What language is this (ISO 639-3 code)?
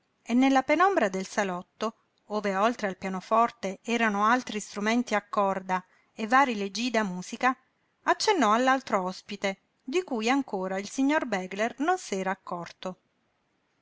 ita